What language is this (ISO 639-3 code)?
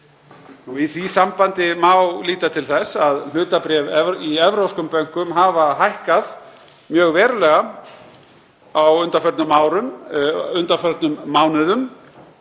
isl